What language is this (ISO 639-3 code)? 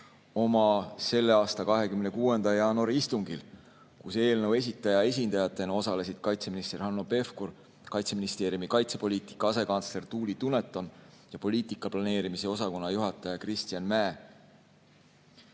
est